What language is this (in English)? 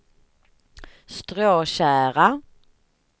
Swedish